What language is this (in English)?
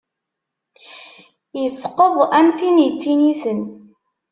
Kabyle